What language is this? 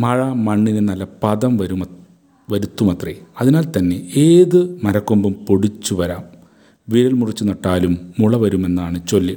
Malayalam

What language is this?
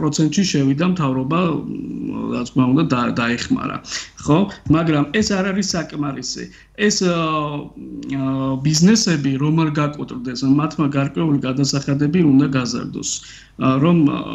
Romanian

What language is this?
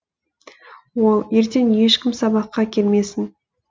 Kazakh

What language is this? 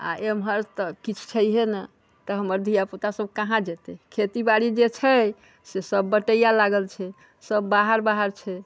Maithili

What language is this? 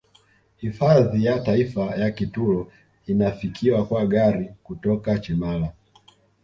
Swahili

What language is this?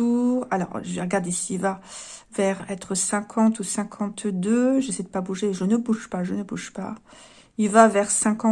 French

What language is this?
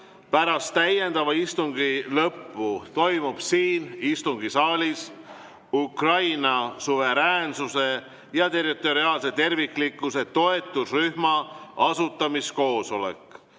Estonian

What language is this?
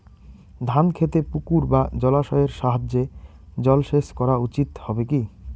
Bangla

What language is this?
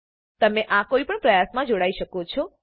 Gujarati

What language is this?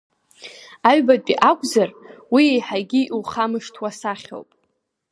Abkhazian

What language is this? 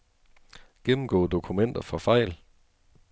Danish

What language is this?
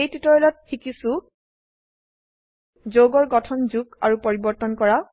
Assamese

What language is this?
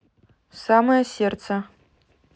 Russian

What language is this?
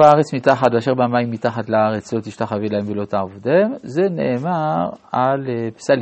Hebrew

